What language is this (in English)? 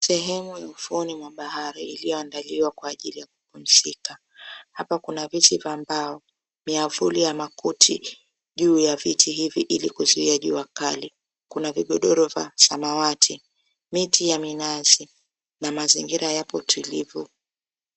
Swahili